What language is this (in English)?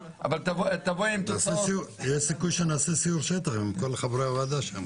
Hebrew